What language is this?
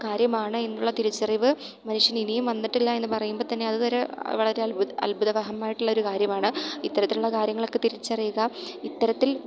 Malayalam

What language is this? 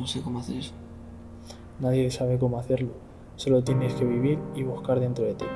Spanish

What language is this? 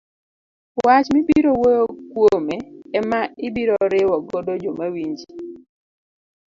Luo (Kenya and Tanzania)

